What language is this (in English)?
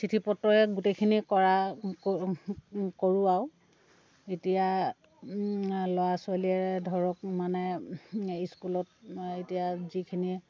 Assamese